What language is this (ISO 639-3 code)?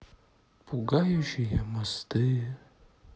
rus